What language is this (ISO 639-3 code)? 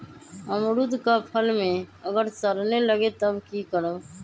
mag